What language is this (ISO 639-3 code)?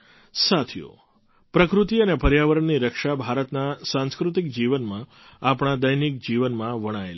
guj